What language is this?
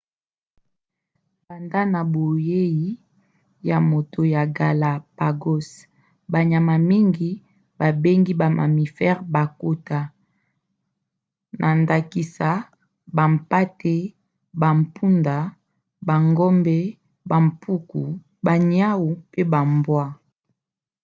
Lingala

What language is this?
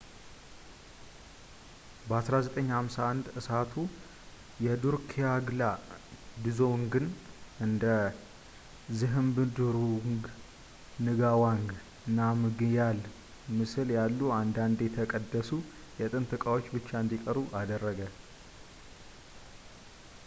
Amharic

